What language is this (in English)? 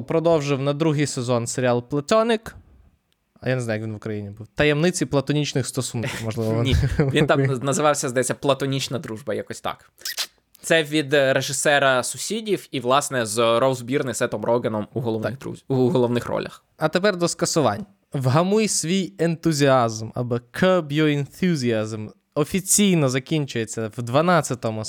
Ukrainian